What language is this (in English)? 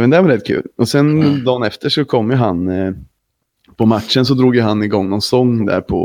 Swedish